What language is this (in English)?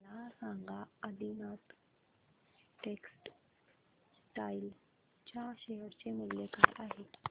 Marathi